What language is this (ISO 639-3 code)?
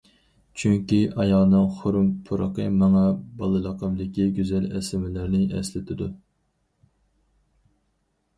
uig